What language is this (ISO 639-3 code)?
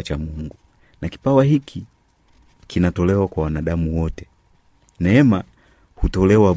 swa